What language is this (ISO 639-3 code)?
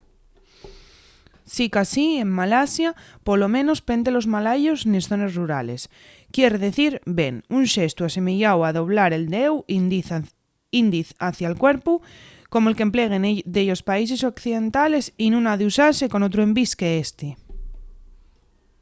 ast